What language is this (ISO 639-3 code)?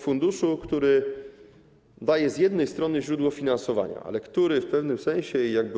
pol